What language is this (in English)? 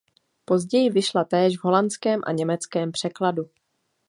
Czech